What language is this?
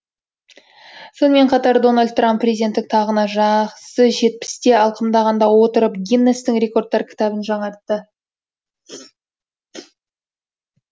Kazakh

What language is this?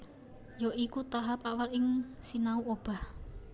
Javanese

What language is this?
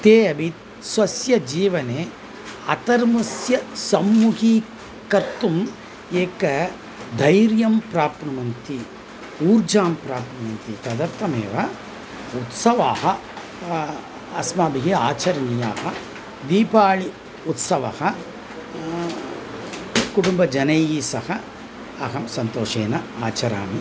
Sanskrit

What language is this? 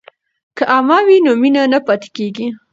Pashto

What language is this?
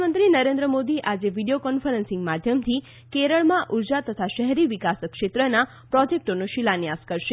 Gujarati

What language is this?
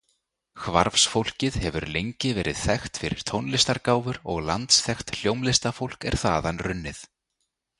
Icelandic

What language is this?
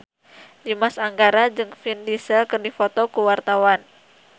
Sundanese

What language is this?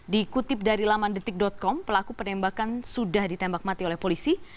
Indonesian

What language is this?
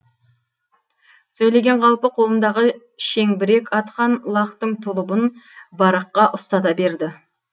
Kazakh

